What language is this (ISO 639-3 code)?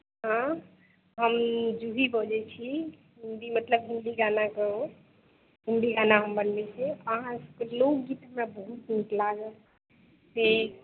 mai